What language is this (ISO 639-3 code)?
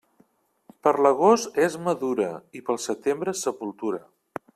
cat